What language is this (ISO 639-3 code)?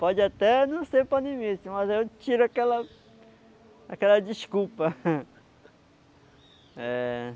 por